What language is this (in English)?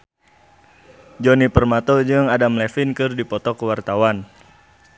Sundanese